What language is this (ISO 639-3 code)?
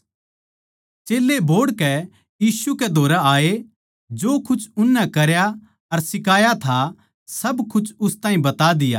bgc